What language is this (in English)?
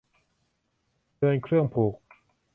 Thai